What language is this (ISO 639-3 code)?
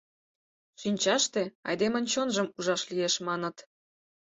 chm